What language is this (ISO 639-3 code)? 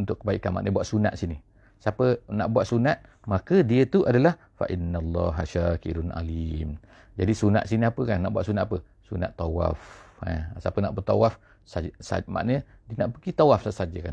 msa